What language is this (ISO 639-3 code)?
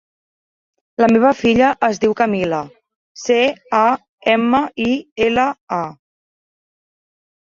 cat